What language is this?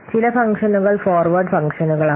Malayalam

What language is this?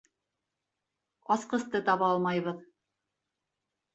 Bashkir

